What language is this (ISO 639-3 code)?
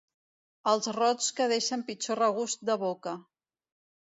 cat